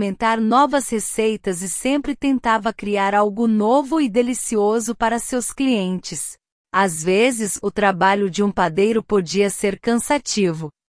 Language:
Portuguese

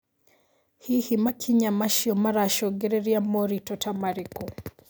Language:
Kikuyu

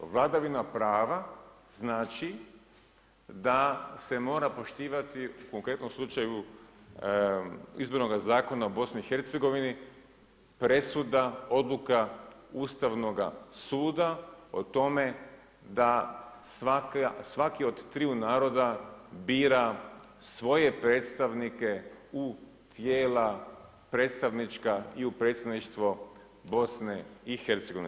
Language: Croatian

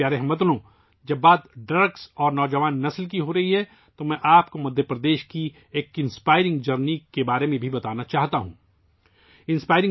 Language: Urdu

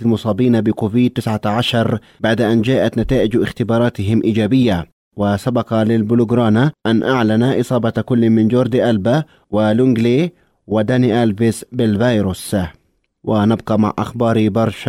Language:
Arabic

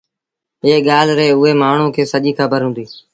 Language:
Sindhi Bhil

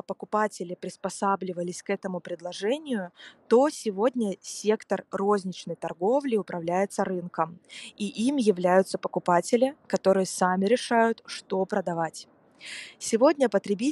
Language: Russian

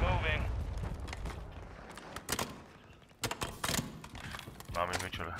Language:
Hungarian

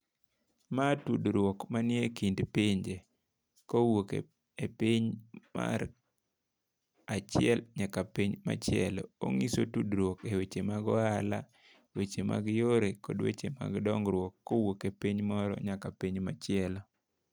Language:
Luo (Kenya and Tanzania)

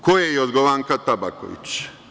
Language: Serbian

